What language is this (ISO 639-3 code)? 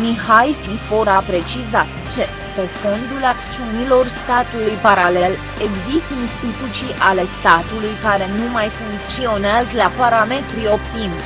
ron